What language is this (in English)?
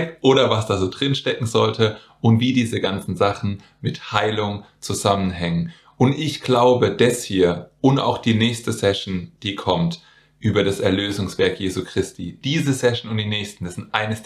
German